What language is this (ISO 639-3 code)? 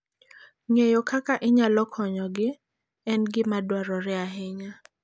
luo